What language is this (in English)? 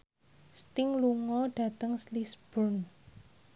Javanese